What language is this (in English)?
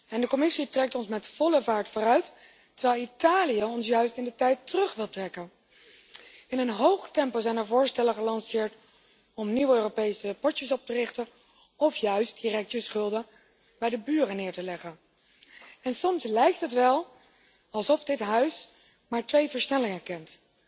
Dutch